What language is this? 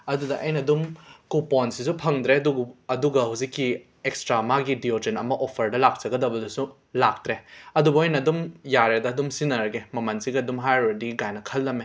Manipuri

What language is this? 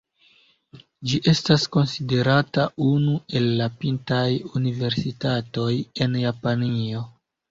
Esperanto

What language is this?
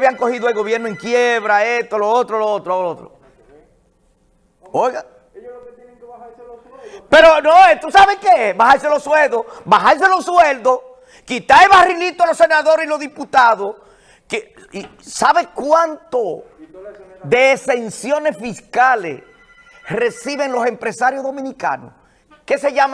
Spanish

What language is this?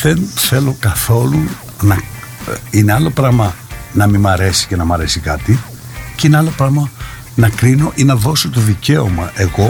Greek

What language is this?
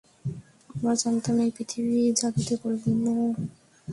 Bangla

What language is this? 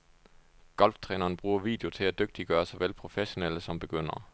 Danish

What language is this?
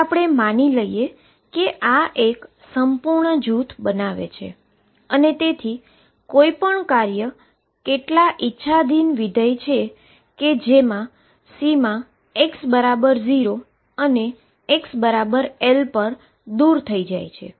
Gujarati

